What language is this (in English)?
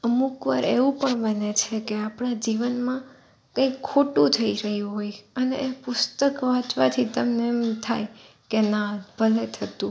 Gujarati